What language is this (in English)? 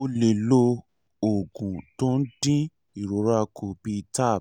Yoruba